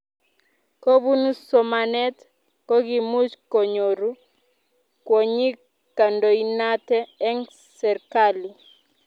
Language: Kalenjin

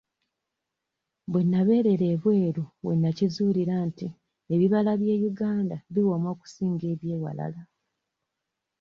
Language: Ganda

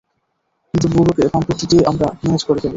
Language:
Bangla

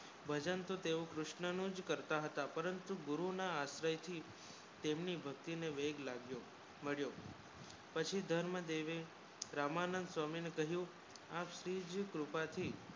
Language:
Gujarati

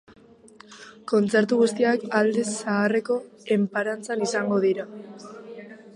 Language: Basque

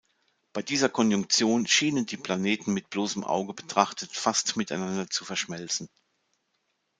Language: German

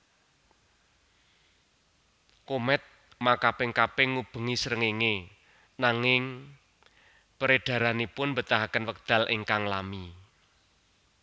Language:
Javanese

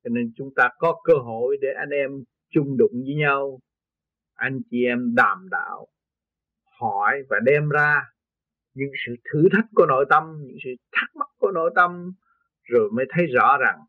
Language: Vietnamese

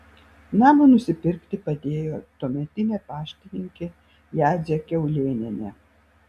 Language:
Lithuanian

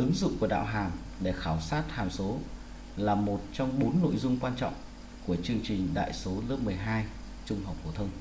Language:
Vietnamese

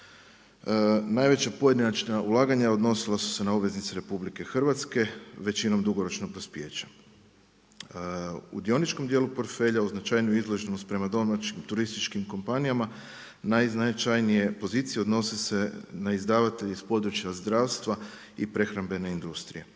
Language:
Croatian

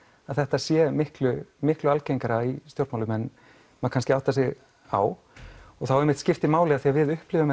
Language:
Icelandic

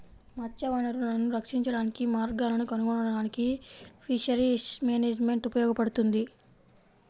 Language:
Telugu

